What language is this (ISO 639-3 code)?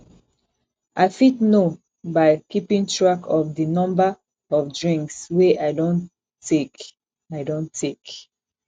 pcm